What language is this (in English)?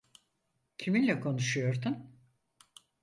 Turkish